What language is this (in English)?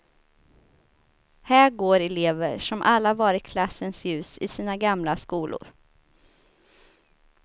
Swedish